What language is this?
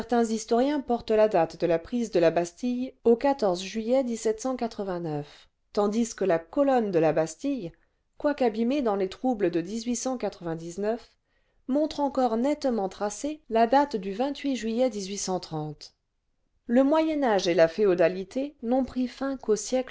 French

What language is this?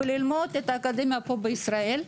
Hebrew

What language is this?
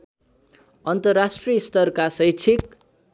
Nepali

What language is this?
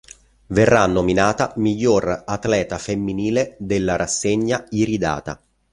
Italian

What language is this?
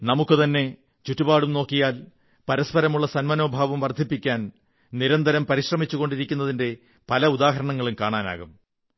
Malayalam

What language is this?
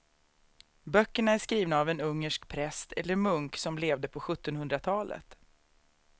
Swedish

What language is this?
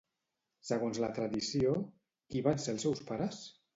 Catalan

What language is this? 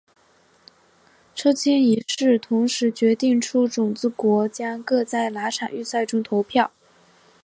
Chinese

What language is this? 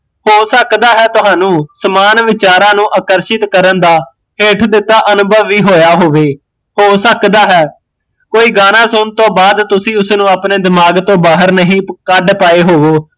Punjabi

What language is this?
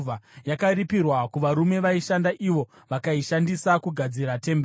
Shona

